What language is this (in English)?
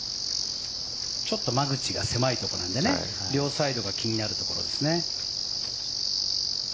Japanese